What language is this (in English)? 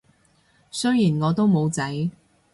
Cantonese